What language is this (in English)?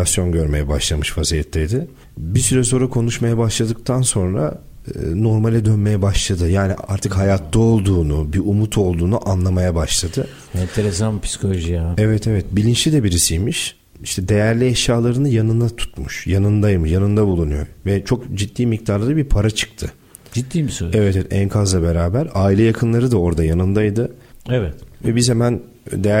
Turkish